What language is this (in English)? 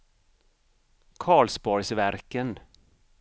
Swedish